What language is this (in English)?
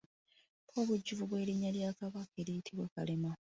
Ganda